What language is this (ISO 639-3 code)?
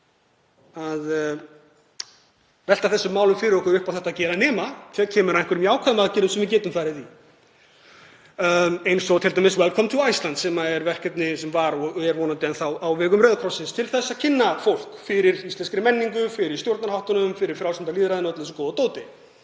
isl